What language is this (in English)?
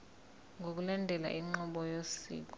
Zulu